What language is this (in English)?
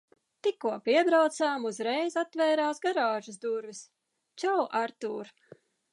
Latvian